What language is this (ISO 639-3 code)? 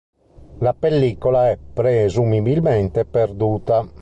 ita